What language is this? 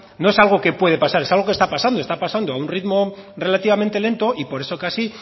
Spanish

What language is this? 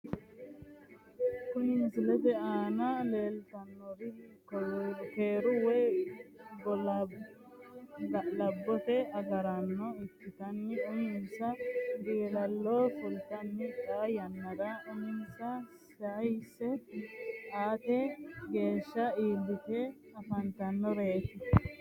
Sidamo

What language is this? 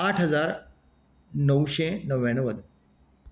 Konkani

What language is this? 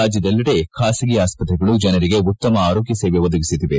Kannada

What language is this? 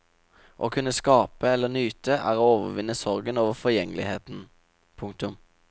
Norwegian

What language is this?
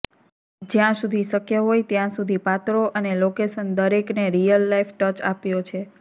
Gujarati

